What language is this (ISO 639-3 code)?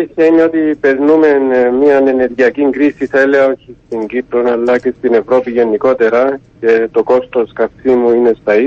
ell